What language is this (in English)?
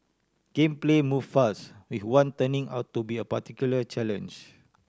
English